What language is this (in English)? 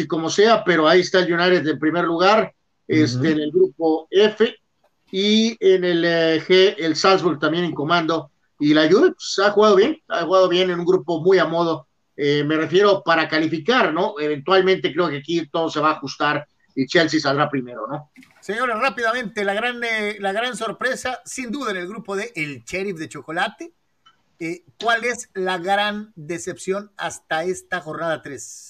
Spanish